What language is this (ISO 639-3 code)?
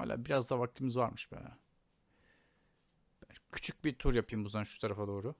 tur